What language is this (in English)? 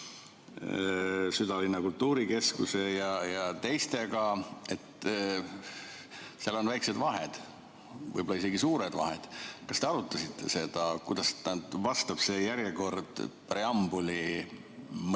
Estonian